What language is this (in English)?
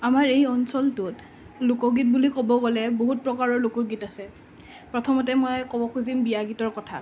Assamese